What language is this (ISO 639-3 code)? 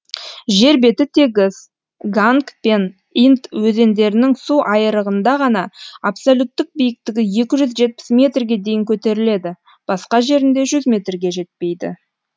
kaz